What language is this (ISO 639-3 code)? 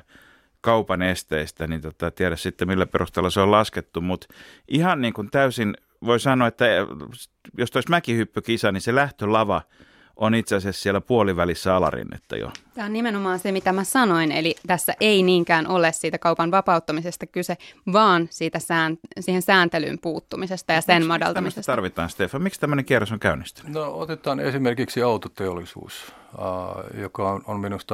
fin